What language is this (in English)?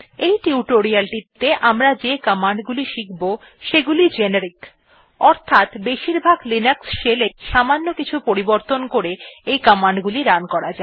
Bangla